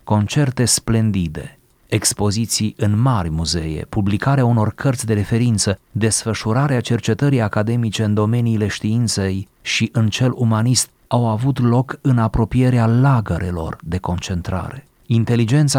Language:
Romanian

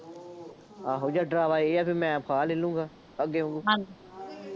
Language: Punjabi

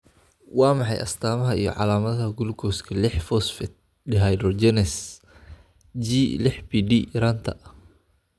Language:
Somali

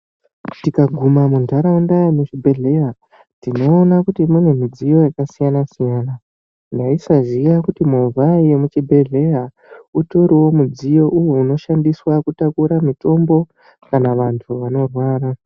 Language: Ndau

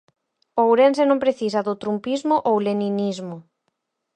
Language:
Galician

